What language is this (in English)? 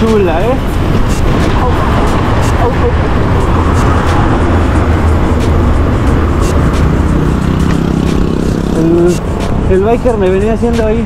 Spanish